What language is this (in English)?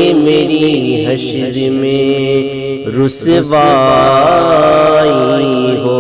Urdu